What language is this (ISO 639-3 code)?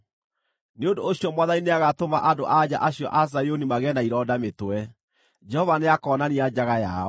kik